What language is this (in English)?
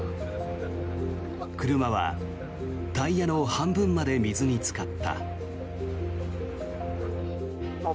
Japanese